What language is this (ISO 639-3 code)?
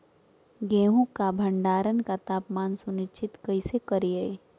mag